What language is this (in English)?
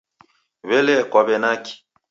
Taita